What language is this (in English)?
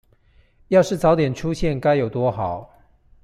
Chinese